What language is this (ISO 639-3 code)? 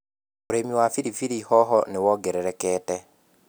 kik